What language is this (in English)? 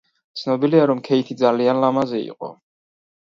Georgian